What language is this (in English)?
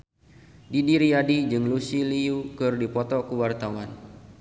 Sundanese